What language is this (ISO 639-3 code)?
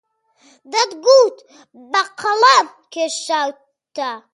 ckb